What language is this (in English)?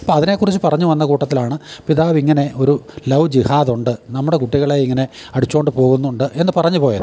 Malayalam